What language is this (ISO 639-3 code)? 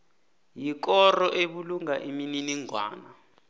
nbl